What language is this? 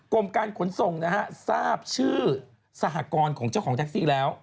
Thai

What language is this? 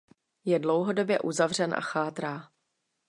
Czech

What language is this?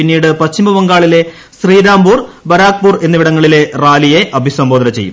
Malayalam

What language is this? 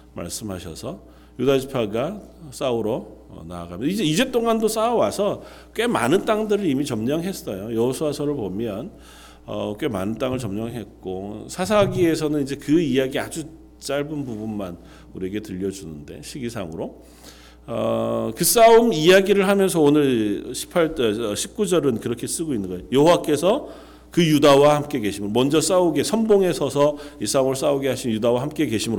Korean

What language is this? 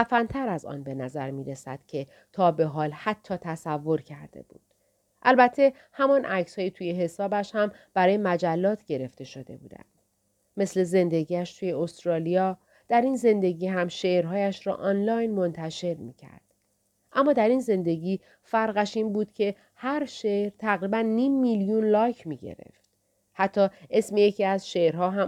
Persian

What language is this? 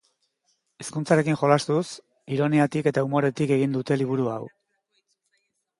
Basque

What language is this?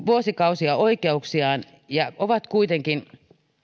Finnish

